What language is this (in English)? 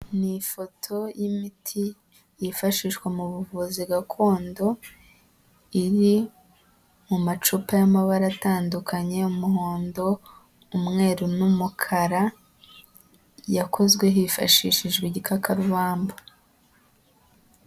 Kinyarwanda